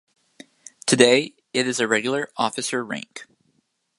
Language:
English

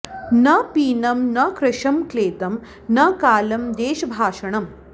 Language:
Sanskrit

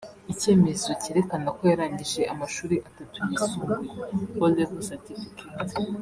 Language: Kinyarwanda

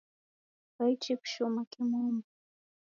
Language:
Taita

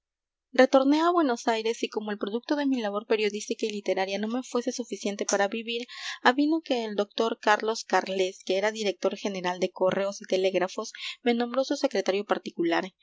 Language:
Spanish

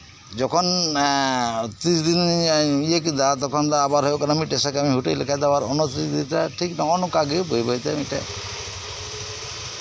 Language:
Santali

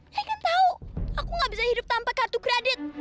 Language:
Indonesian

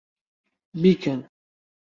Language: Central Kurdish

